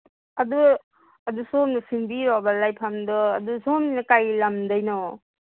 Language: Manipuri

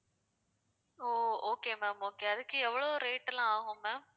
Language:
Tamil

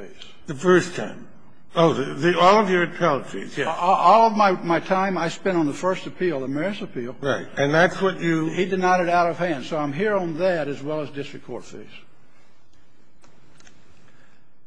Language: English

